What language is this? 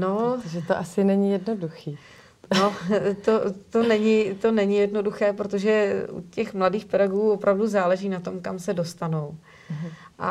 Czech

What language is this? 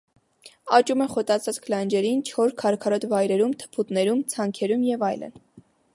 Armenian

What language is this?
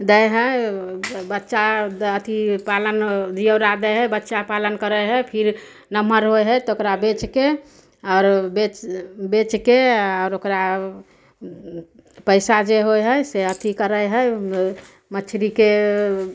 Maithili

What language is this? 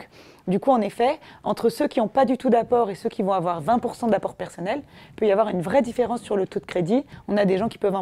French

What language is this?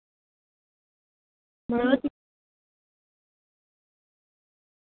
Dogri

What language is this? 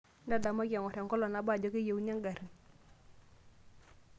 Masai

